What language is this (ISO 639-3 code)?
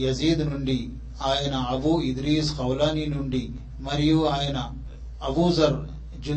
tel